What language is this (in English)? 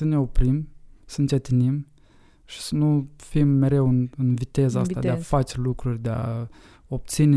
Romanian